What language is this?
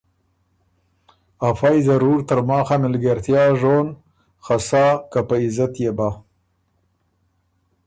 Ormuri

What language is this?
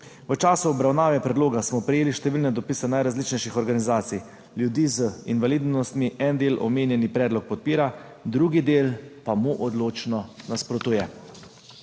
Slovenian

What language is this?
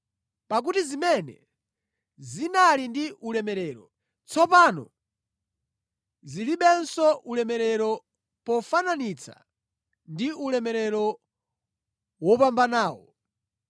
Nyanja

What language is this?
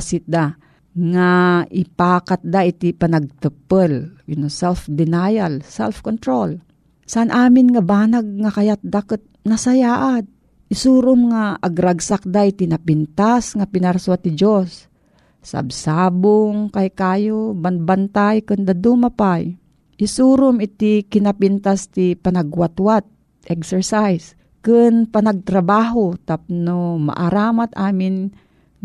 Filipino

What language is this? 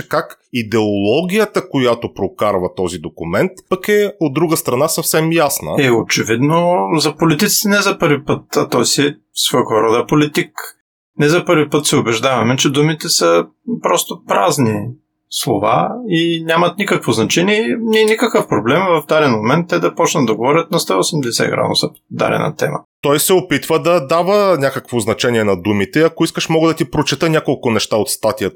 Bulgarian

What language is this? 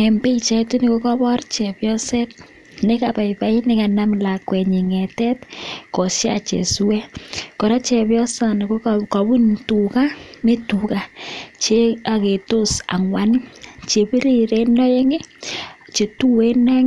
Kalenjin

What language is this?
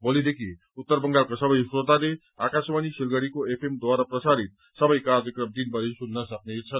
Nepali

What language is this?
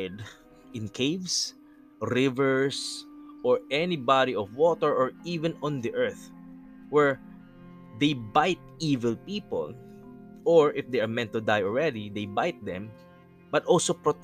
Filipino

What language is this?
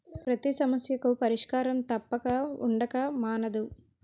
Telugu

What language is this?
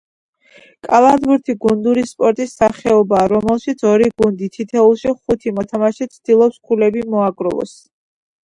Georgian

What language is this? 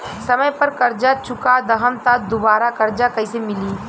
Bhojpuri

